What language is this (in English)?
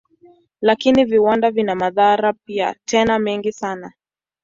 Swahili